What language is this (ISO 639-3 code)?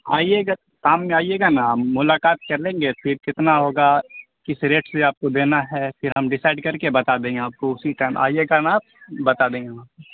urd